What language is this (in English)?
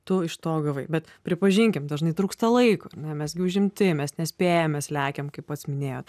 Lithuanian